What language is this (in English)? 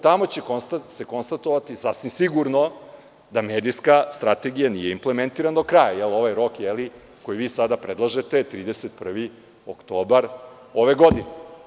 Serbian